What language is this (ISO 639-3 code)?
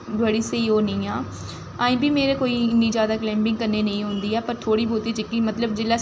doi